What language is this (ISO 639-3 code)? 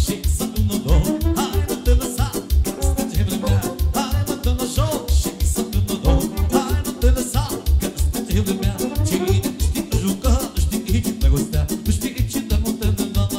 ron